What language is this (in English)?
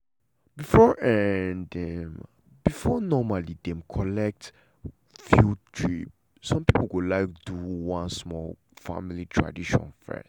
Nigerian Pidgin